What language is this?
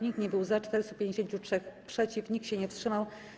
Polish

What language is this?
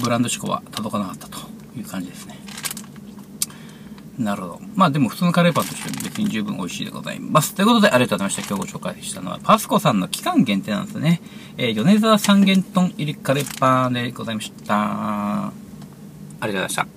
Japanese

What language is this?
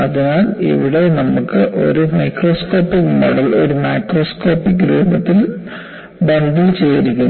Malayalam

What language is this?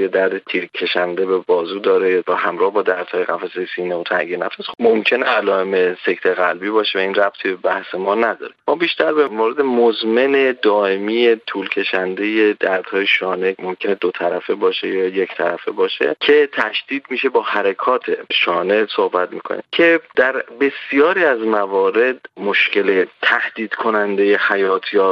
Persian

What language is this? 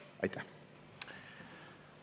Estonian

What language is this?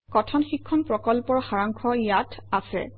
Assamese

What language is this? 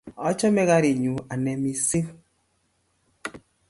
Kalenjin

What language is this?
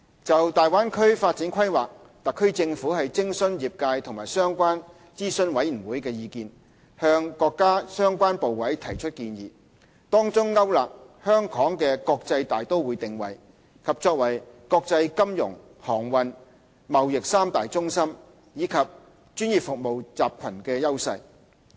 Cantonese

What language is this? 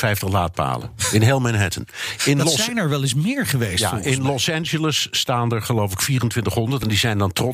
Dutch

